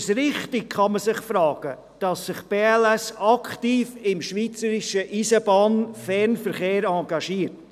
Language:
Swiss German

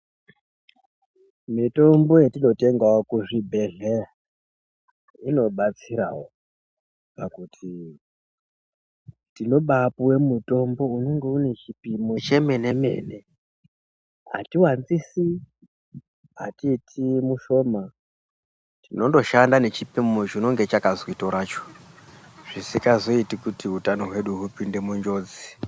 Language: Ndau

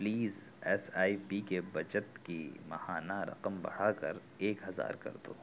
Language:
Urdu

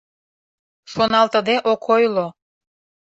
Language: Mari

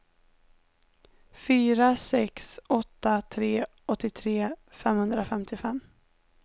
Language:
Swedish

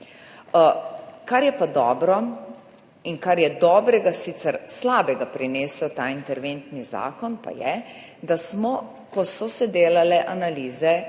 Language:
Slovenian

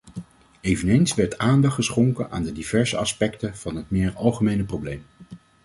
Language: Dutch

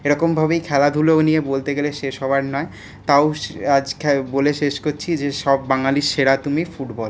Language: Bangla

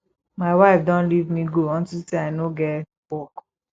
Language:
Nigerian Pidgin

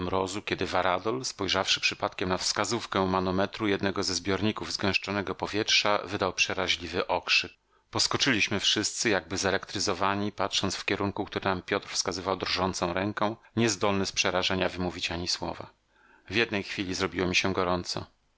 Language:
Polish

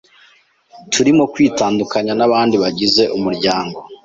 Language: Kinyarwanda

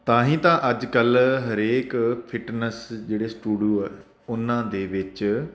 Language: Punjabi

